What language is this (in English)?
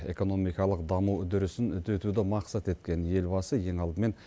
Kazakh